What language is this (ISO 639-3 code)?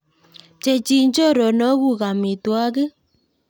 kln